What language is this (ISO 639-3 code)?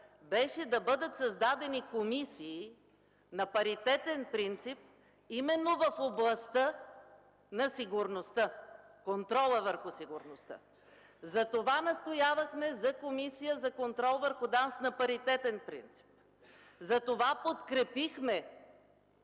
bul